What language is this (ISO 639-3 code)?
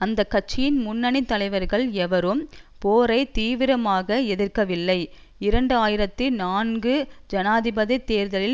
tam